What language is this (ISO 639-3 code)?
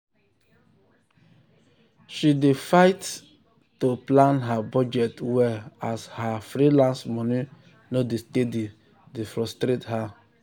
pcm